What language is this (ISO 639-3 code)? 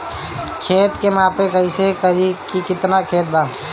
bho